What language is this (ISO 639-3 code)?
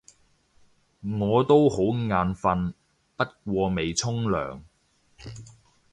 yue